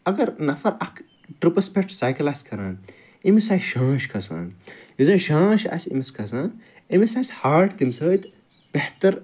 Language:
Kashmiri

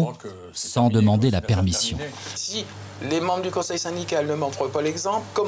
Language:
French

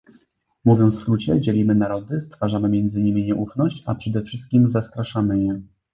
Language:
Polish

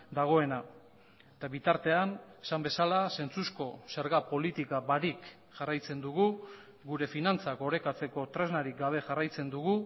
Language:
Basque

